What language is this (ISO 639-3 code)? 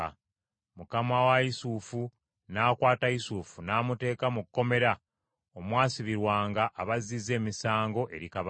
lug